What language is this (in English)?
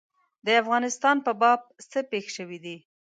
Pashto